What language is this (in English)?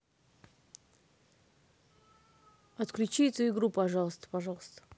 Russian